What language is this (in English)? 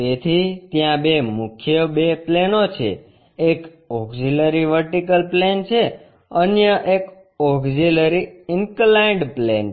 Gujarati